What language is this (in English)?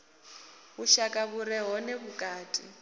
Venda